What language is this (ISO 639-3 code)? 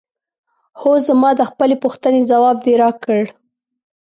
pus